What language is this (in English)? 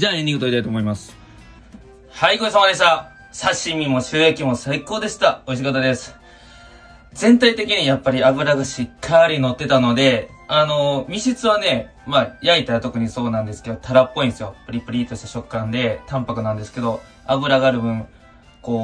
Japanese